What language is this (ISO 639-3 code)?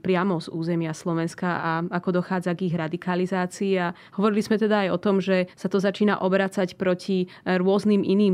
slk